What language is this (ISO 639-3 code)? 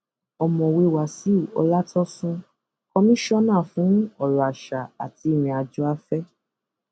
yor